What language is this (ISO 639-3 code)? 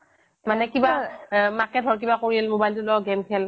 asm